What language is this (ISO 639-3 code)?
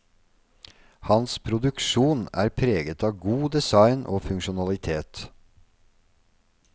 nor